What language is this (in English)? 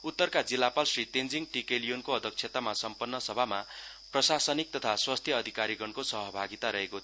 Nepali